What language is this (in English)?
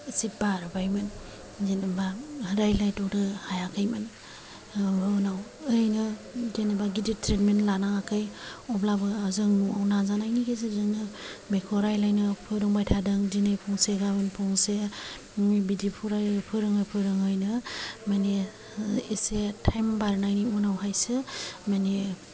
Bodo